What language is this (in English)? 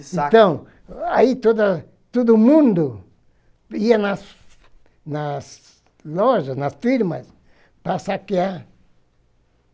Portuguese